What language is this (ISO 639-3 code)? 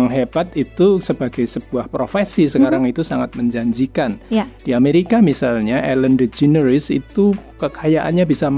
ind